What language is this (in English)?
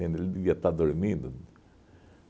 Portuguese